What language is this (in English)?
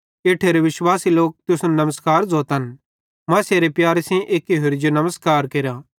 Bhadrawahi